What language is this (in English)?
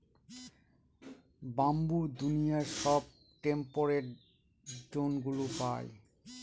Bangla